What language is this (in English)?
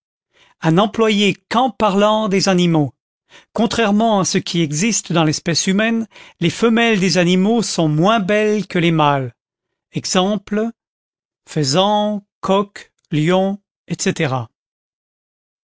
French